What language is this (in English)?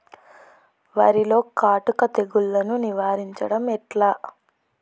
Telugu